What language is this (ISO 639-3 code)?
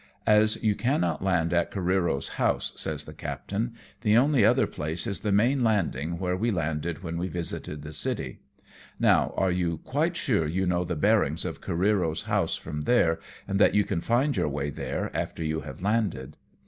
eng